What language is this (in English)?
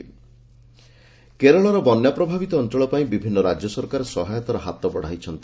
Odia